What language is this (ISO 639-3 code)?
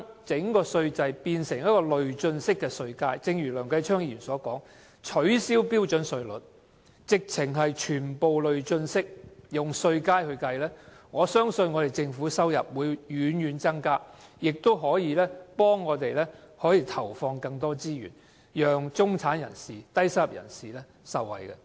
yue